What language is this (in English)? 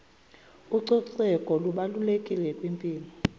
Xhosa